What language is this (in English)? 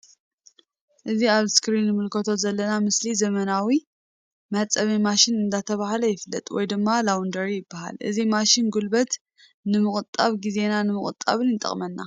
Tigrinya